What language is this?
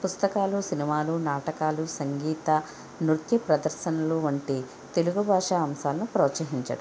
Telugu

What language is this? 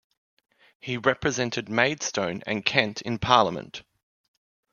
English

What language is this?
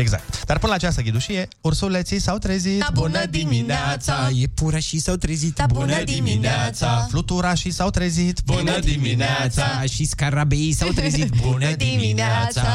Romanian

